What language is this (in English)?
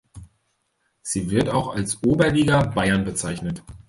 German